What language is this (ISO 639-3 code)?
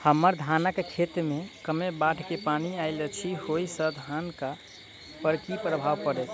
mai